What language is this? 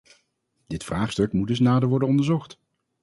Dutch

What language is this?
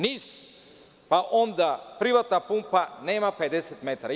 Serbian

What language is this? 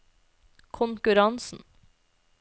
Norwegian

